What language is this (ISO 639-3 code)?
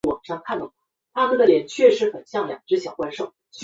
zho